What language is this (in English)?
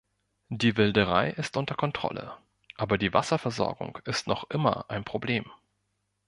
German